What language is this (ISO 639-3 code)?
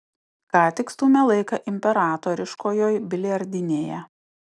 lit